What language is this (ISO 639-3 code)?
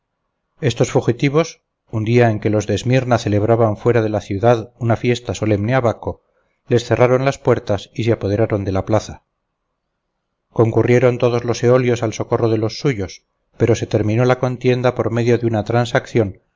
spa